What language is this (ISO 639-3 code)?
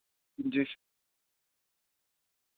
urd